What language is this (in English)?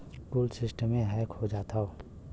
Bhojpuri